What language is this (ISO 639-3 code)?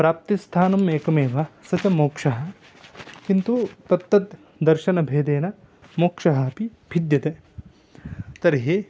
san